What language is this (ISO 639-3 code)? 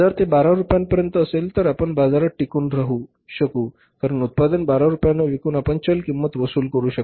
mar